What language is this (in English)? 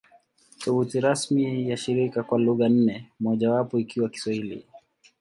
Swahili